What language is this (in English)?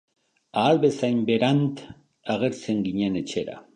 Basque